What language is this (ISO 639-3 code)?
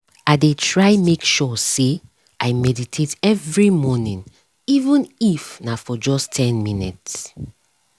pcm